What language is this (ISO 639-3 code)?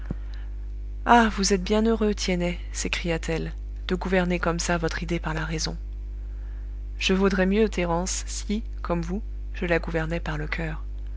fra